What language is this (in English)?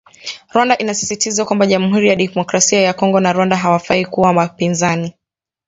Swahili